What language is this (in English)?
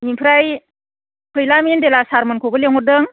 Bodo